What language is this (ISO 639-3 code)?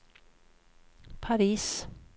swe